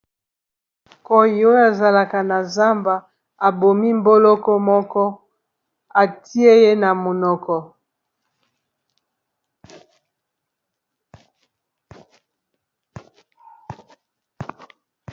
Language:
Lingala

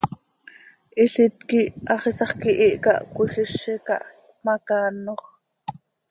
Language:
Seri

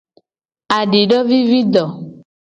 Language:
Gen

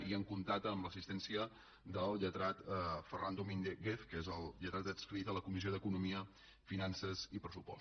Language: Catalan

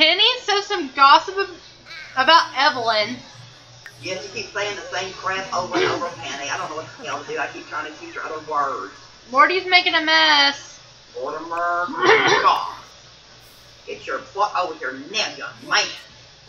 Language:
English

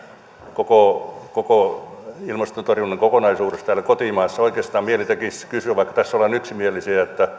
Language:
Finnish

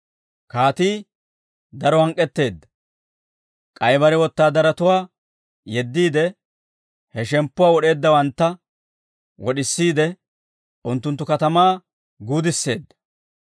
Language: Dawro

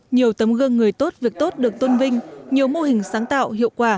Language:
Vietnamese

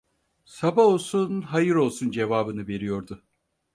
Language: Turkish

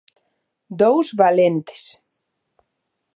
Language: Galician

